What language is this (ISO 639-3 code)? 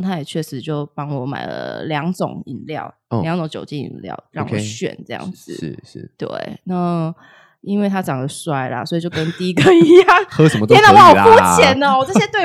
zho